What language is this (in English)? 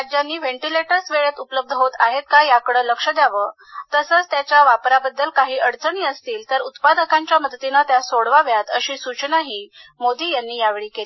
Marathi